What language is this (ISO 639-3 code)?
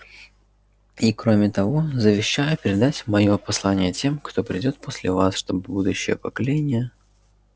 rus